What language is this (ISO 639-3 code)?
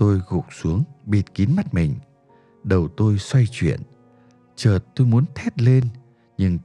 vie